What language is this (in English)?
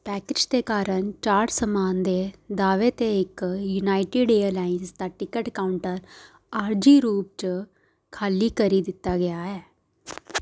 Dogri